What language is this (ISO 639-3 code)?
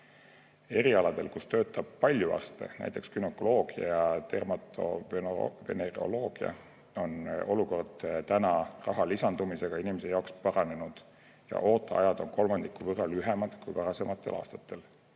est